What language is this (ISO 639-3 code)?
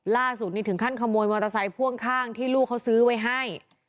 tha